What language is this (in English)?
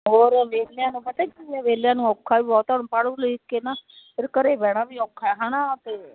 Punjabi